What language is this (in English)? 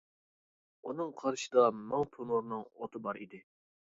Uyghur